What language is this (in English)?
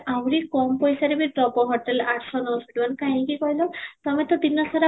Odia